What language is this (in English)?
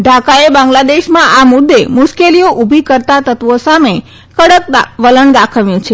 Gujarati